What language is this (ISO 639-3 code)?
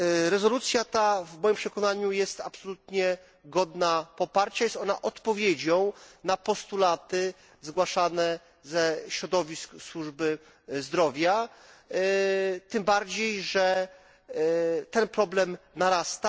pol